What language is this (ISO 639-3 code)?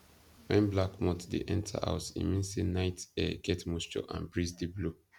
pcm